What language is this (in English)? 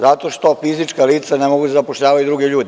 Serbian